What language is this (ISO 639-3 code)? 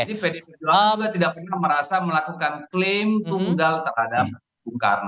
ind